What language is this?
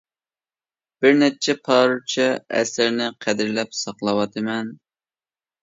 Uyghur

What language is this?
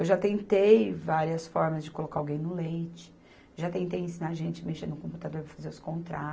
Portuguese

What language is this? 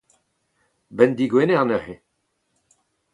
Breton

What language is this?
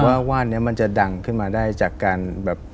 Thai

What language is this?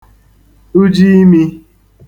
Igbo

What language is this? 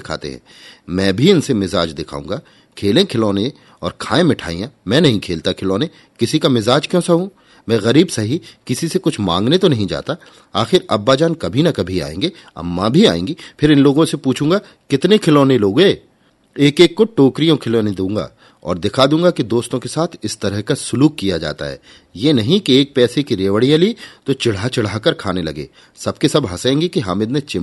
Hindi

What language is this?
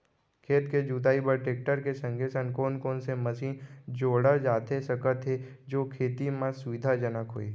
Chhattisgarhi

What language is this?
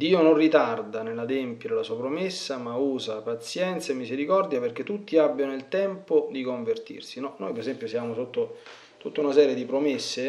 Italian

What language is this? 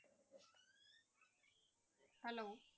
Punjabi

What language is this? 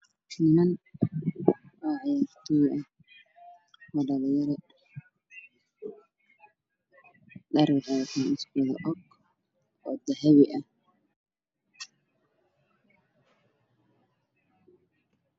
Somali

